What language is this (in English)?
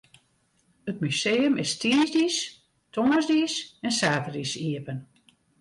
Western Frisian